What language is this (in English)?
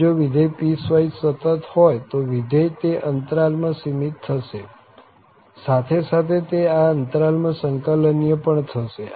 Gujarati